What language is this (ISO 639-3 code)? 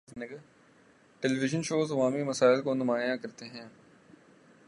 urd